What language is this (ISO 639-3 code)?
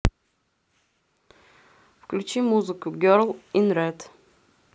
rus